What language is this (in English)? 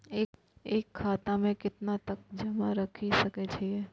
Maithili